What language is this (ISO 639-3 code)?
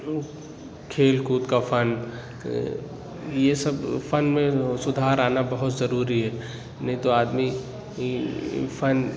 urd